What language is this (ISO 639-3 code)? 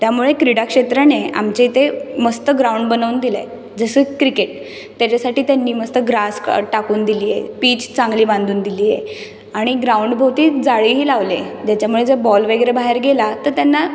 mar